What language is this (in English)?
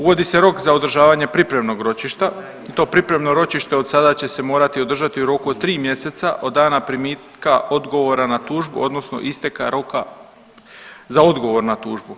Croatian